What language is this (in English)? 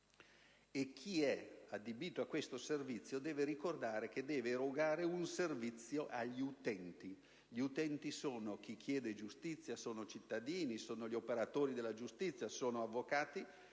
Italian